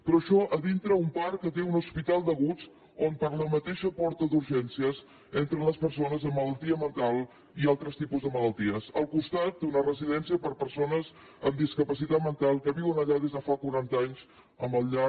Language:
Catalan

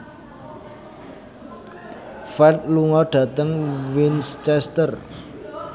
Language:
Javanese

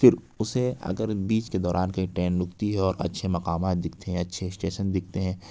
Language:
Urdu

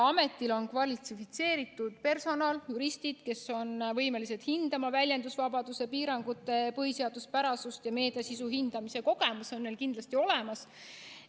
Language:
Estonian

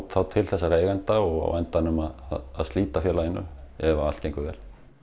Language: Icelandic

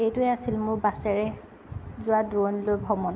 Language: Assamese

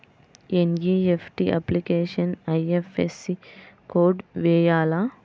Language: Telugu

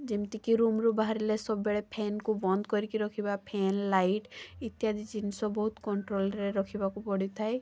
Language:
Odia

